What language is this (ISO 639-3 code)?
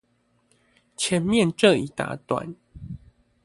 zho